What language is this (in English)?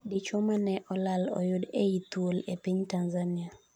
Luo (Kenya and Tanzania)